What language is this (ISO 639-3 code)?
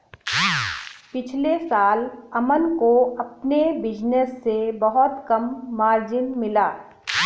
hin